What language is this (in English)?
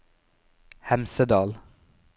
Norwegian